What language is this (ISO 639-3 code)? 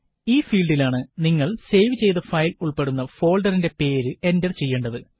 mal